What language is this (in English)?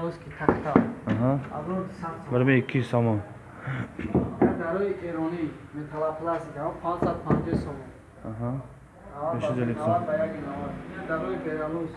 Turkish